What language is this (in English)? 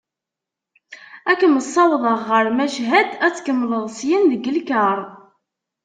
Kabyle